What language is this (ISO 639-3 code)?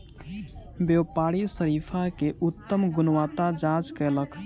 mai